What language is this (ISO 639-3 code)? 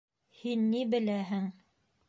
bak